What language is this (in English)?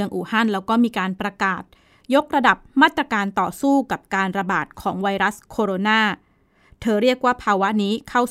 Thai